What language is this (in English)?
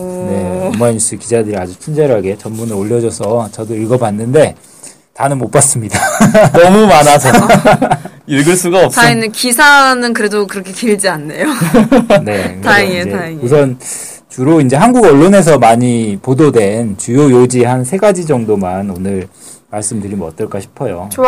Korean